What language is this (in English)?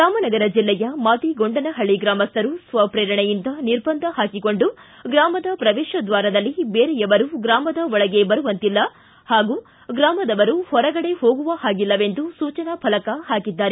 Kannada